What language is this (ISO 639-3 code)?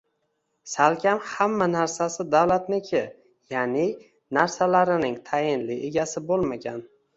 uzb